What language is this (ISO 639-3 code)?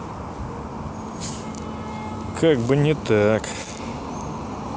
rus